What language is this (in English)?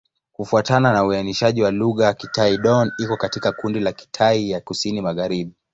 Swahili